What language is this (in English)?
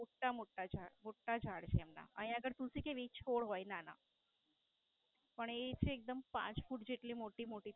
Gujarati